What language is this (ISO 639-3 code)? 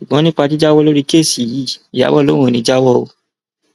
yor